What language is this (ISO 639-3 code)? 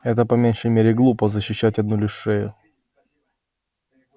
rus